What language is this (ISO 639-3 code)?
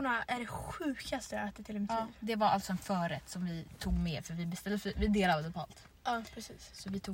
swe